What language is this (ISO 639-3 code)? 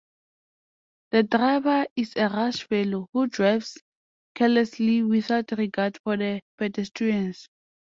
eng